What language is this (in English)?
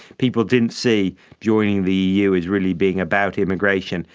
English